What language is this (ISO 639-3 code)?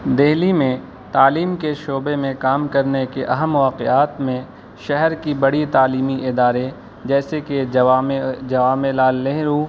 urd